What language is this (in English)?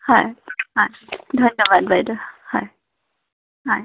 Assamese